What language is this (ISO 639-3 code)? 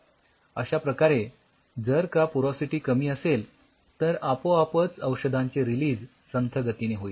mar